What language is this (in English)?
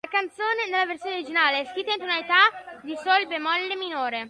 Italian